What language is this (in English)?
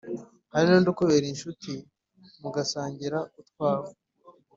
Kinyarwanda